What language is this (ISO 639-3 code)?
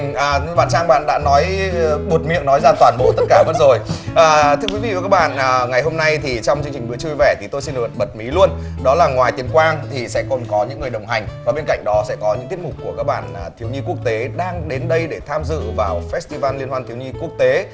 vie